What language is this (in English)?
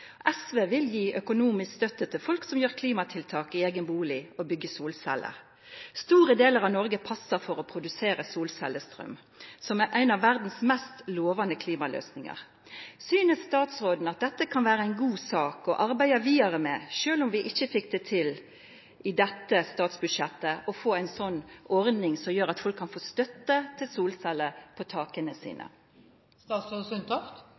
Norwegian Nynorsk